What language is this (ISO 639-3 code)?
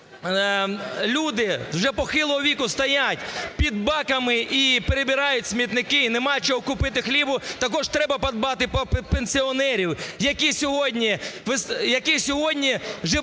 ukr